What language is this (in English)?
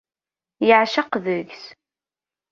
Kabyle